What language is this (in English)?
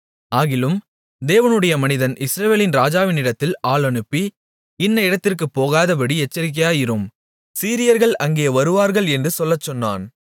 Tamil